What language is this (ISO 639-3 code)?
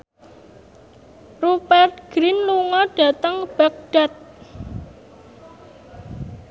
jav